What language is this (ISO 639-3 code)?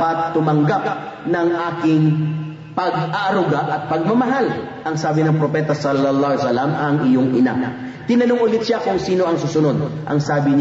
fil